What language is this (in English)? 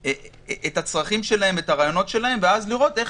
Hebrew